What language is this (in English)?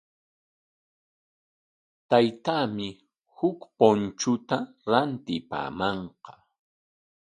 Corongo Ancash Quechua